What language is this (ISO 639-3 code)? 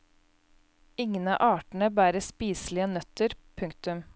nor